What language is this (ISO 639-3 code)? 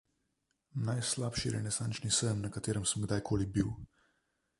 slv